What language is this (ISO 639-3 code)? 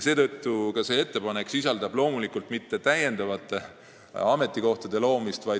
est